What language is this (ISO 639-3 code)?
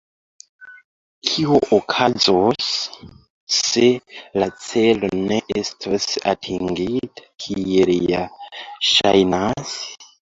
epo